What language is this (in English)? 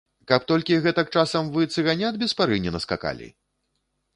Belarusian